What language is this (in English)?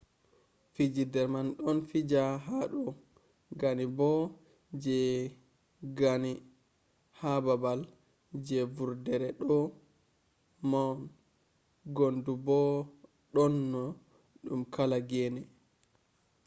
Fula